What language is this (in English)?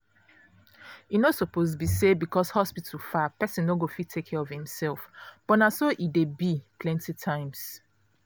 Nigerian Pidgin